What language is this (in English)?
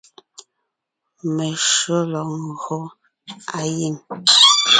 Ngiemboon